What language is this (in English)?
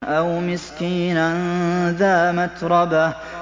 Arabic